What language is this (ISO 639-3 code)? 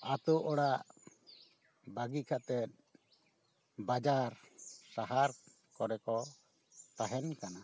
sat